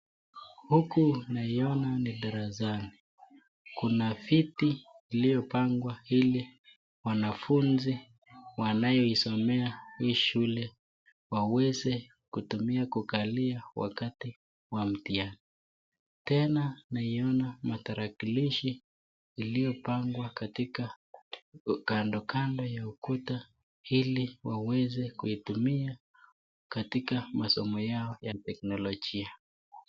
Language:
Swahili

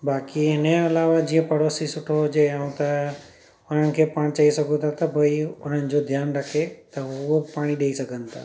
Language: Sindhi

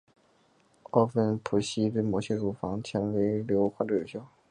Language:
Chinese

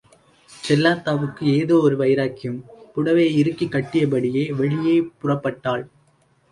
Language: Tamil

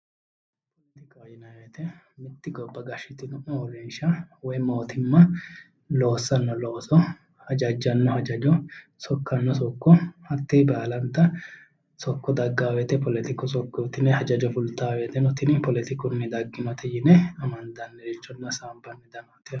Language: Sidamo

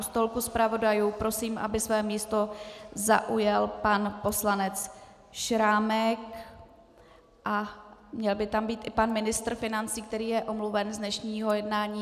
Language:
Czech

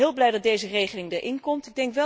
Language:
Dutch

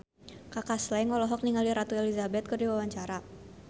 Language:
Sundanese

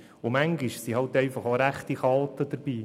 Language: Swiss German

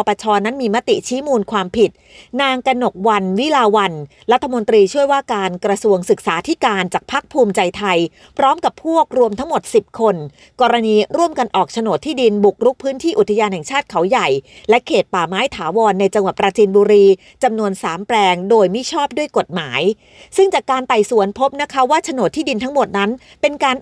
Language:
Thai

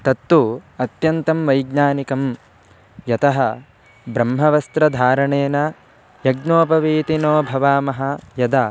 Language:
Sanskrit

